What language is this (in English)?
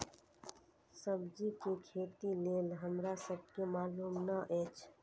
Maithili